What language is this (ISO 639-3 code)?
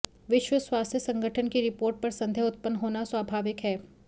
hin